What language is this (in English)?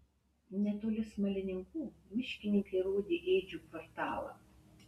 Lithuanian